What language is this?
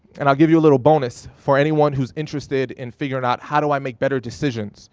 English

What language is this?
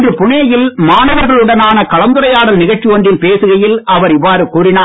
Tamil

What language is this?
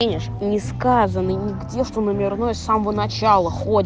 Russian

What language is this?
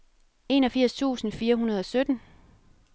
Danish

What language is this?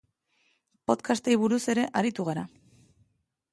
Basque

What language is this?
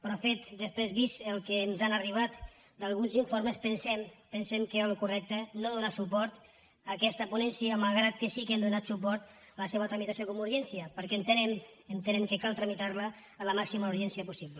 Catalan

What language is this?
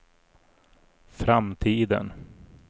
Swedish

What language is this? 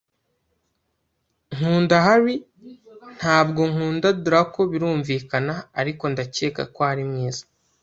Kinyarwanda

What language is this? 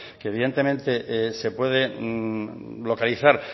Spanish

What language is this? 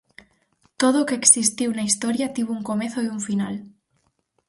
Galician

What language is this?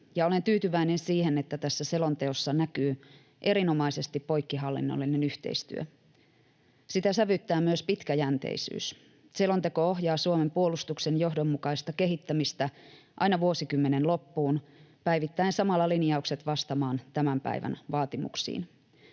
Finnish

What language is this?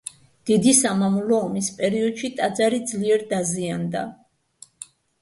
Georgian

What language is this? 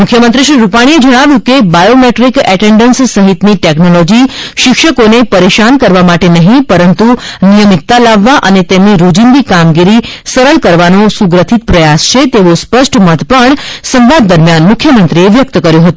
Gujarati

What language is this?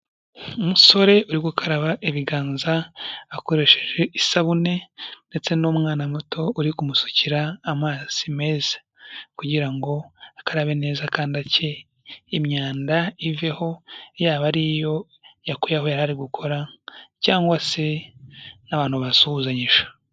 Kinyarwanda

